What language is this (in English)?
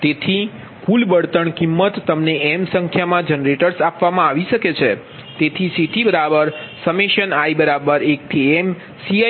Gujarati